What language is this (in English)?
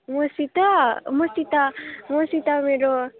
Nepali